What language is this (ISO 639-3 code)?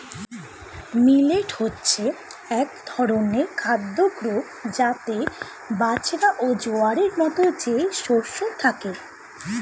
ben